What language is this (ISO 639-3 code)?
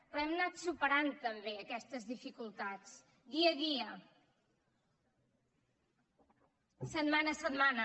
cat